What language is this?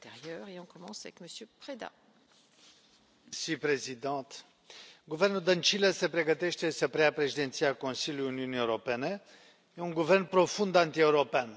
Romanian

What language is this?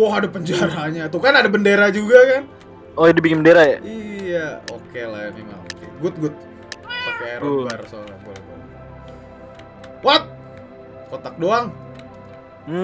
Indonesian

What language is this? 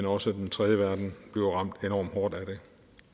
Danish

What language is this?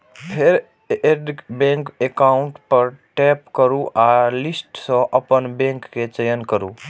Maithili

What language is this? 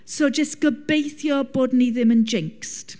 Welsh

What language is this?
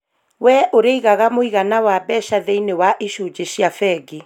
Kikuyu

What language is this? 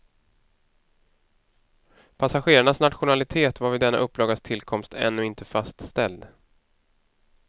Swedish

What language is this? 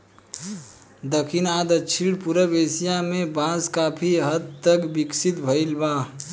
Bhojpuri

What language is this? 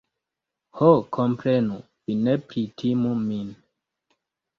Esperanto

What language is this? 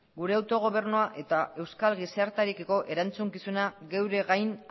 Basque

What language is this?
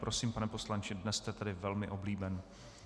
Czech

